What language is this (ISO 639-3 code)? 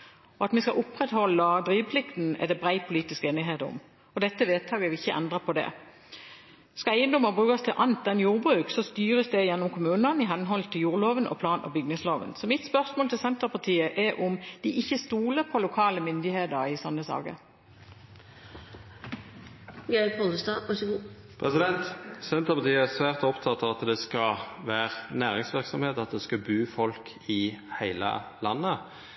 nor